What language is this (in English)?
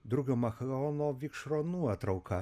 Lithuanian